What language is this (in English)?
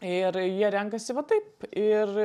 Lithuanian